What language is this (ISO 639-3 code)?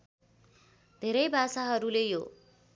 nep